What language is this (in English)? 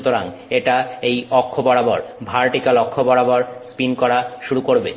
Bangla